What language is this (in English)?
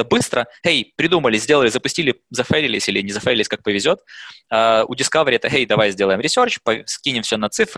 Russian